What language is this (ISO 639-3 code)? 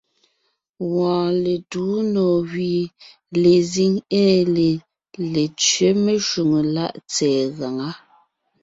nnh